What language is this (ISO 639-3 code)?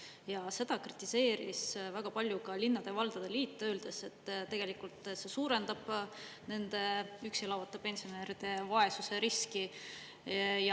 est